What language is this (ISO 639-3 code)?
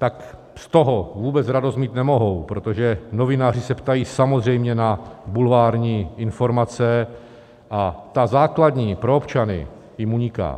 ces